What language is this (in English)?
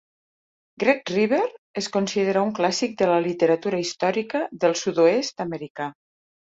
Catalan